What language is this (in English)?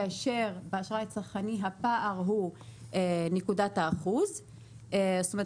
Hebrew